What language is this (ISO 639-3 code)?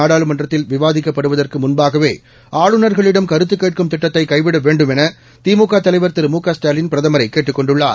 tam